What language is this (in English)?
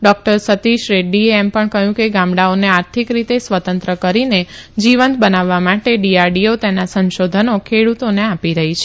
Gujarati